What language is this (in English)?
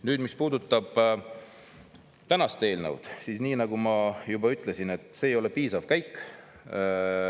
Estonian